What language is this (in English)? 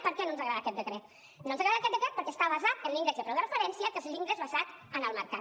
Catalan